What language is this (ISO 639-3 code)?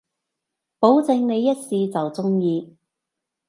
yue